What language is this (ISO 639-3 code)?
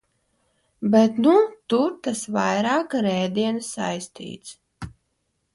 lav